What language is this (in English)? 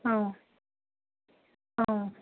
Bodo